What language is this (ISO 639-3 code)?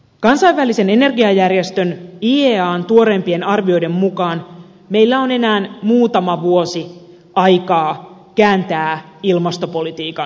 fin